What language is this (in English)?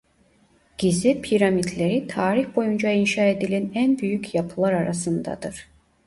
Turkish